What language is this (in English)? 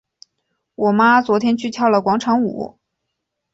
Chinese